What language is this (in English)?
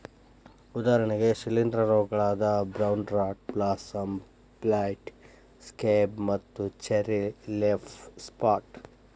Kannada